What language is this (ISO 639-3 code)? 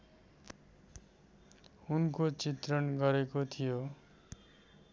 nep